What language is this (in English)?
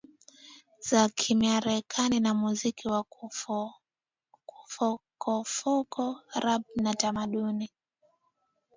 Swahili